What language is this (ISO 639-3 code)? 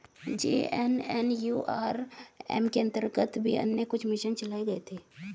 hin